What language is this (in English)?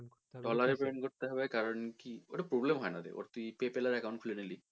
Bangla